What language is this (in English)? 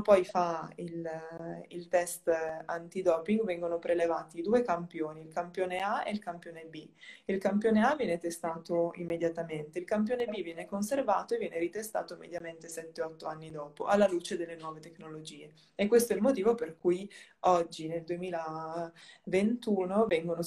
Italian